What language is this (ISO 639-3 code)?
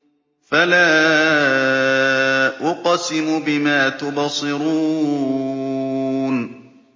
ara